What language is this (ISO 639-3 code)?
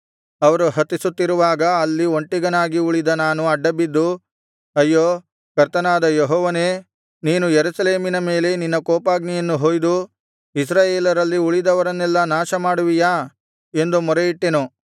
kan